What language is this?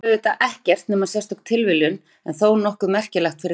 Icelandic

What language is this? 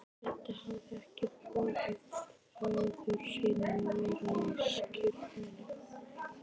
Icelandic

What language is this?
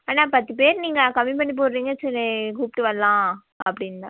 Tamil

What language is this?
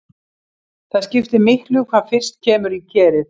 Icelandic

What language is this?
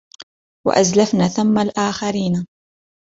Arabic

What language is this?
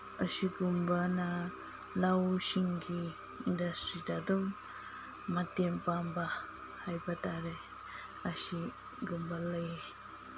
Manipuri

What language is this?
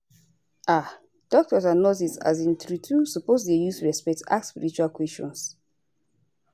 Nigerian Pidgin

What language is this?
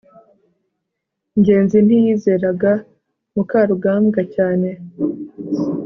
Kinyarwanda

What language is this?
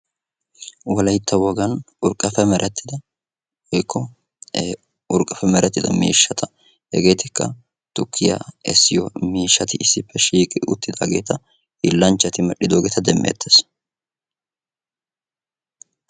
Wolaytta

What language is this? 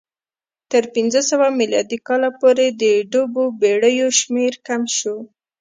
Pashto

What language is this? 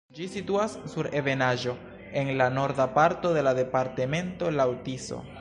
Esperanto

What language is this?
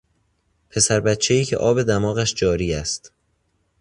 Persian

